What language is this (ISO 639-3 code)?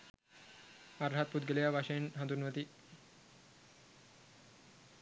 sin